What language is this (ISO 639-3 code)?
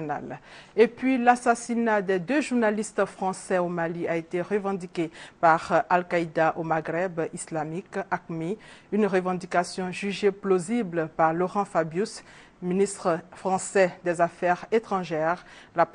fra